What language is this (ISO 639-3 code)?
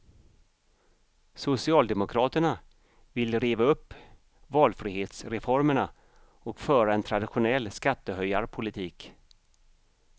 swe